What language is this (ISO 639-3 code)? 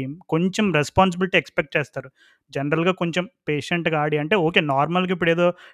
tel